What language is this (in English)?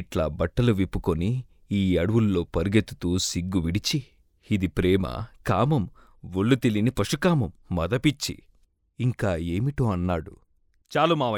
Telugu